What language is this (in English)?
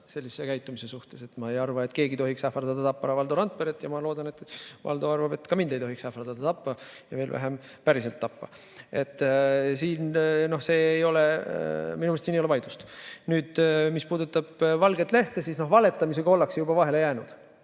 Estonian